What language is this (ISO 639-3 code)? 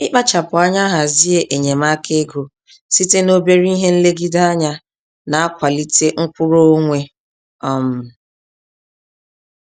ibo